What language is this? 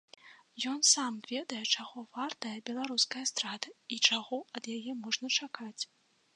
Belarusian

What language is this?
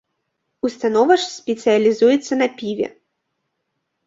Belarusian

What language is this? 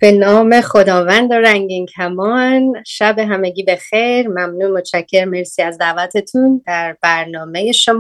Persian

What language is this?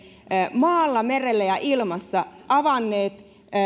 Finnish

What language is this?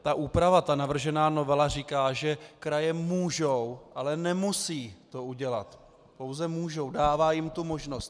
Czech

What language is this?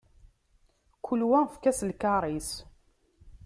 Kabyle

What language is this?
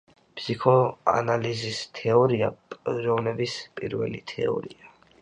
Georgian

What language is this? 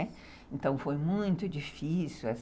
Portuguese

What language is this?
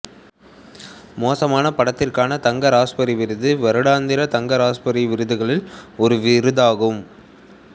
Tamil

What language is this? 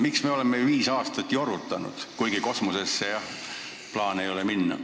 Estonian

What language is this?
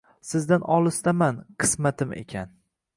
Uzbek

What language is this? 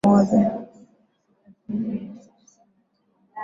Swahili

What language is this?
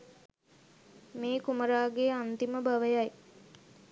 Sinhala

